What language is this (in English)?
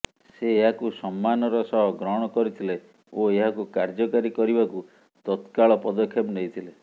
Odia